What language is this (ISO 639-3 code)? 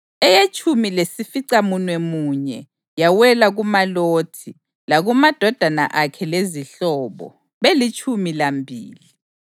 nde